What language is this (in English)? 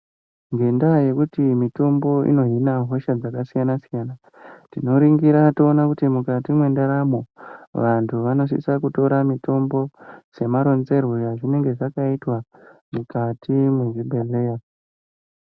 Ndau